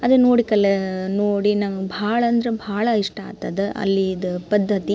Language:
Kannada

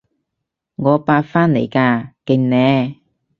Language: Cantonese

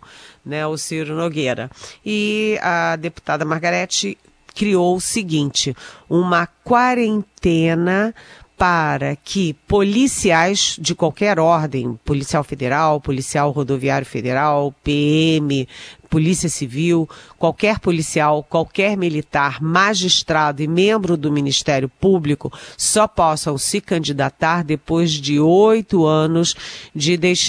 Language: Portuguese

